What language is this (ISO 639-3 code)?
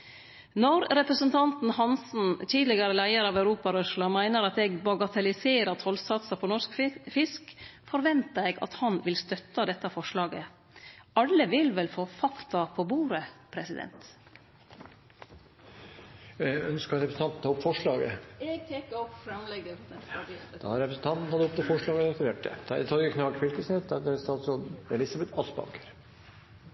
nno